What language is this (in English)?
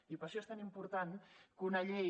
Catalan